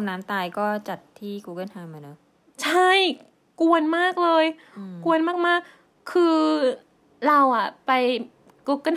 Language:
Thai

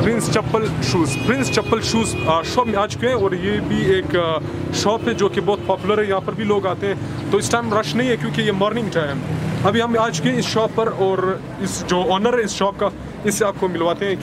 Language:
Romanian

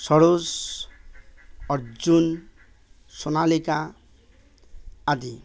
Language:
Assamese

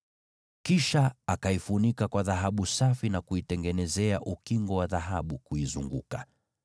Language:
Swahili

